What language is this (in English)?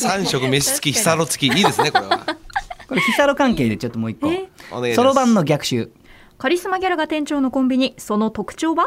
Japanese